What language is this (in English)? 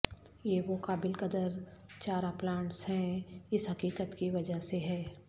Urdu